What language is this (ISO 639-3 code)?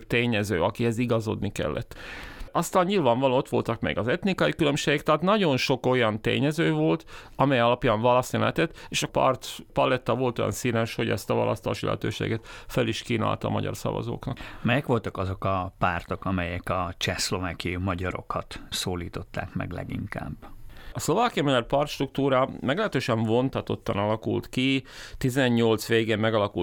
hun